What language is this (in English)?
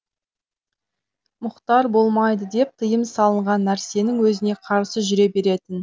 Kazakh